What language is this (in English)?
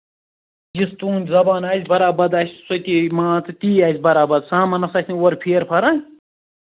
Kashmiri